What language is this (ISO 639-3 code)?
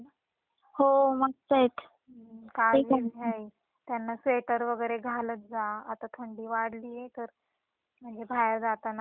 mar